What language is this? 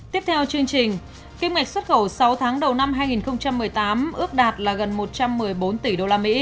Vietnamese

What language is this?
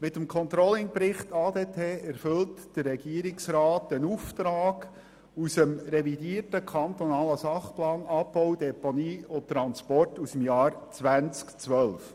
Swiss German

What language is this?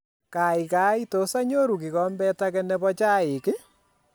Kalenjin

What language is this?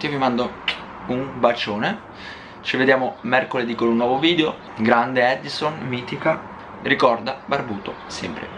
Italian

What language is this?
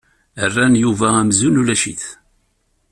Kabyle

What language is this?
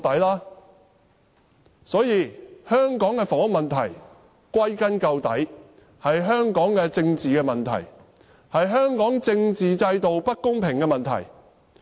Cantonese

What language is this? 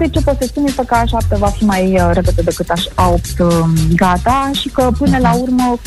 Romanian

